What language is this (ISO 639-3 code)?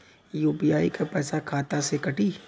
bho